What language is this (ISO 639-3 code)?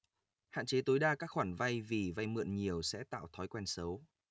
vie